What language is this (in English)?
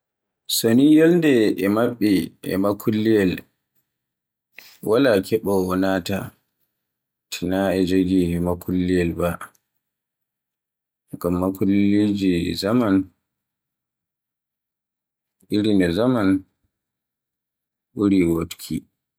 Borgu Fulfulde